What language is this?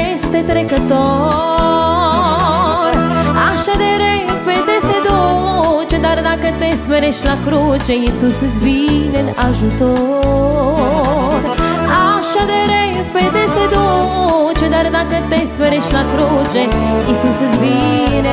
Romanian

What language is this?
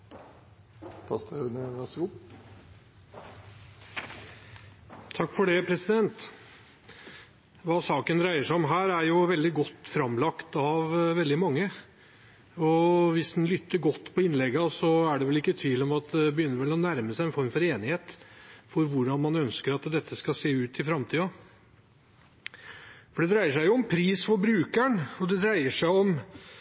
Norwegian Bokmål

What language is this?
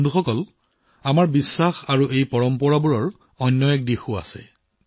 Assamese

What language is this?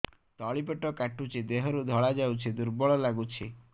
Odia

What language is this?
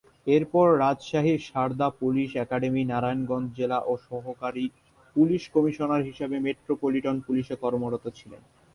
Bangla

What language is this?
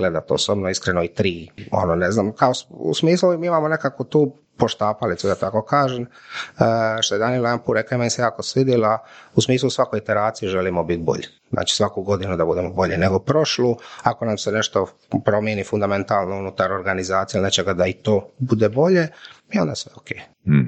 Croatian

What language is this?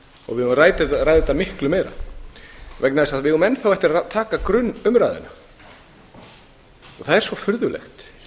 Icelandic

